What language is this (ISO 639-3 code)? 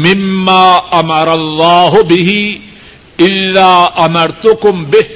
urd